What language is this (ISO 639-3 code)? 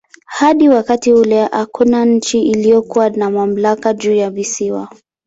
swa